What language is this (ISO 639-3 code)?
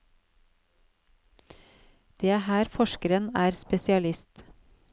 nor